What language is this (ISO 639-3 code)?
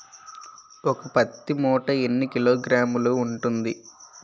tel